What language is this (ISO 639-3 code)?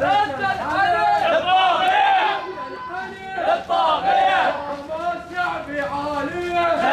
ara